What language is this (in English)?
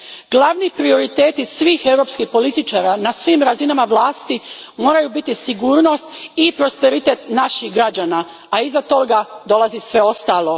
Croatian